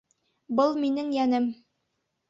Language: Bashkir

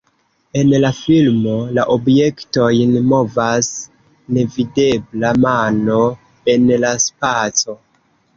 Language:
Esperanto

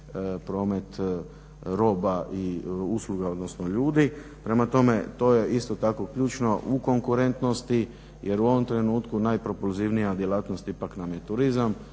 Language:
Croatian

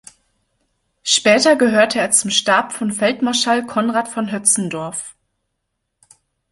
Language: German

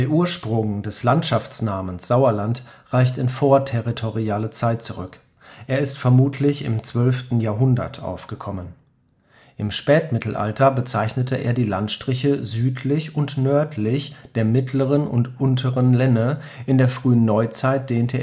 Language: German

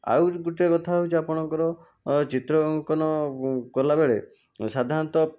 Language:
Odia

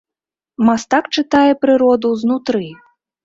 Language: Belarusian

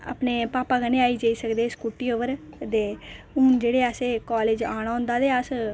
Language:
Dogri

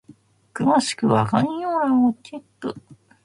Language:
Japanese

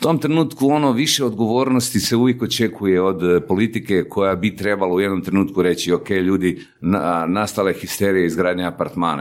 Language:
Croatian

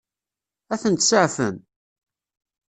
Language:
Kabyle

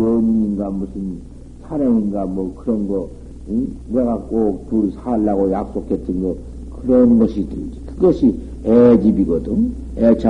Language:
Korean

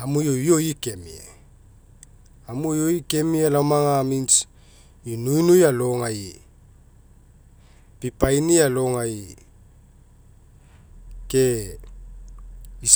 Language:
Mekeo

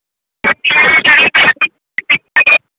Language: Maithili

